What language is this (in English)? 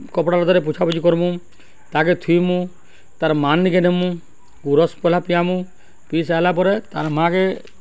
Odia